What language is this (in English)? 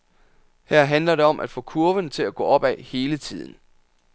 Danish